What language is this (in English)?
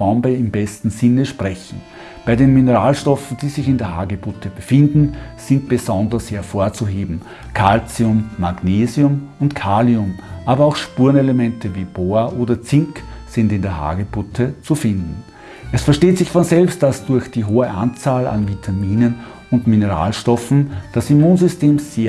German